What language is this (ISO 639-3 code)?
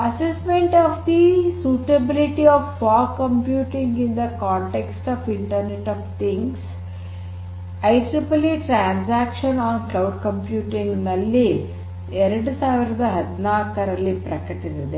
kan